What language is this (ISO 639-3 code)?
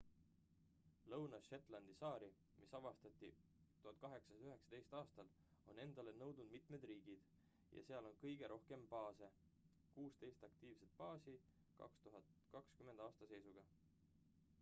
est